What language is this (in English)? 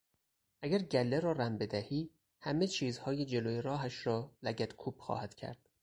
Persian